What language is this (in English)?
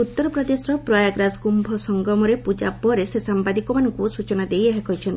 Odia